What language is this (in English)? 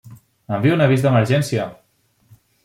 Catalan